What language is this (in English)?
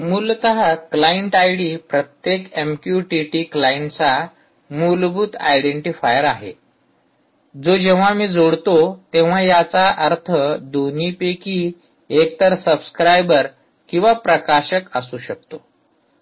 Marathi